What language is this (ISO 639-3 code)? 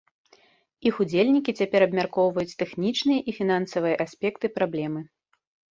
bel